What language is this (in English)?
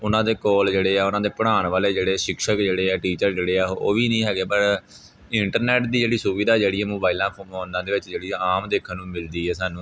Punjabi